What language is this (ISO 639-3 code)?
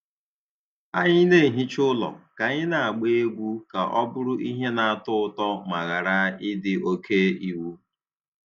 ibo